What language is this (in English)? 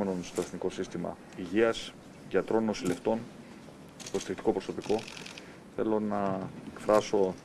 Greek